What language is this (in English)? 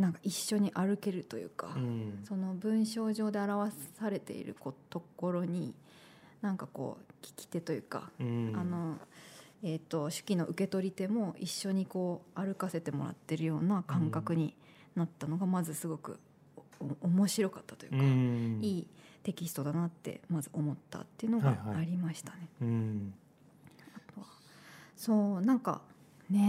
Japanese